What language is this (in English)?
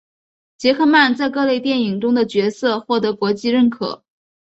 Chinese